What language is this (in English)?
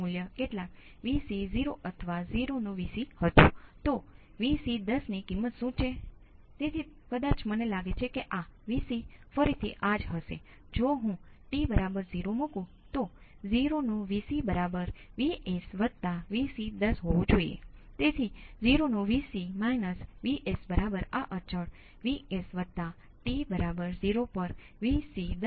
Gujarati